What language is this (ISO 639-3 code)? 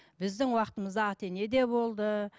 kaz